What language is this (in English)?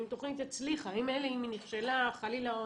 Hebrew